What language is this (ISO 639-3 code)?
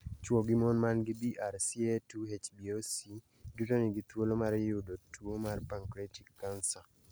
luo